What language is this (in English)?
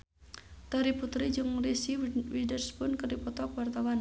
Sundanese